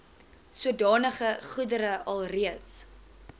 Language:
Afrikaans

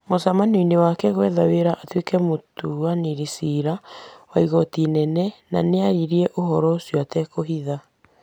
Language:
Kikuyu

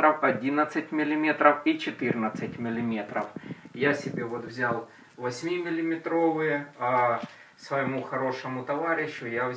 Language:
Russian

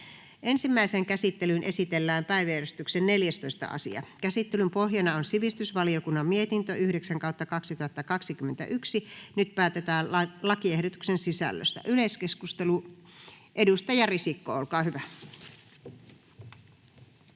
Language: Finnish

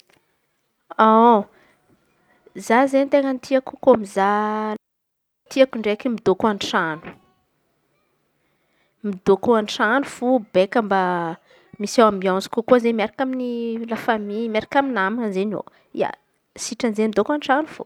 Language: Antankarana Malagasy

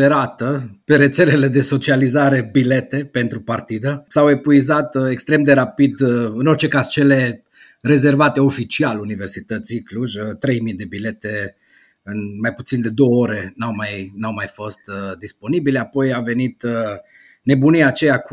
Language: Romanian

